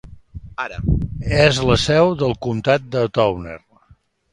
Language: Catalan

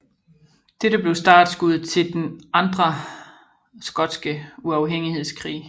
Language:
Danish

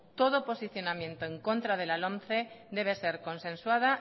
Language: Spanish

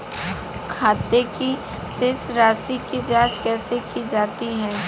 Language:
Hindi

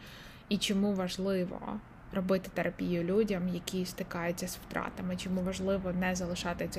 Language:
Ukrainian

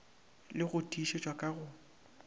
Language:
Northern Sotho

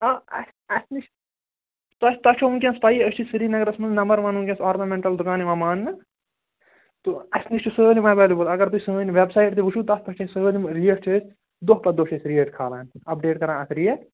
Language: Kashmiri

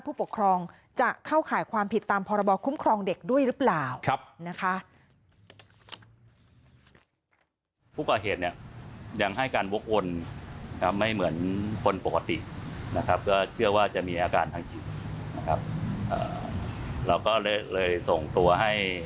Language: Thai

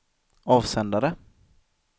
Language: Swedish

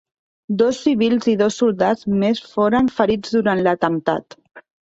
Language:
Catalan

